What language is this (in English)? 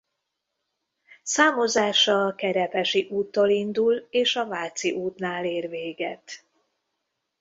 Hungarian